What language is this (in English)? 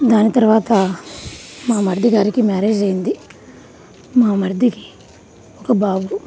Telugu